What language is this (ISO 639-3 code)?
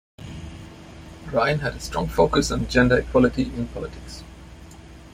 eng